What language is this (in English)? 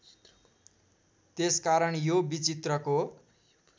Nepali